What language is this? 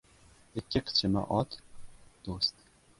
Uzbek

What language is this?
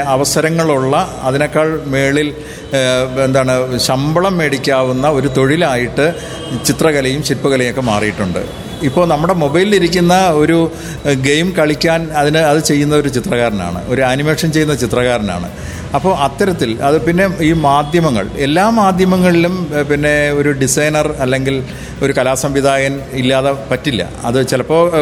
Malayalam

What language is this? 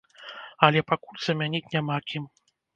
Belarusian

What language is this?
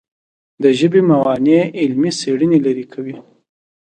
Pashto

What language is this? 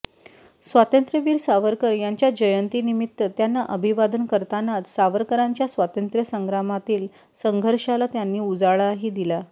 Marathi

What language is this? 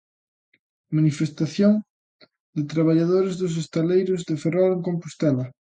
Galician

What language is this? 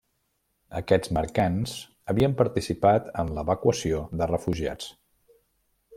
Catalan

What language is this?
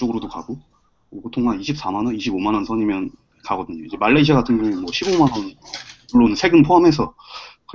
Korean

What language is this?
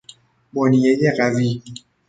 Persian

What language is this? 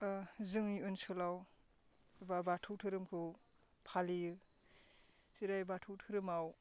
Bodo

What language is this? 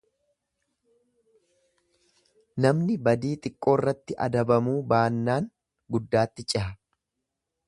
Oromo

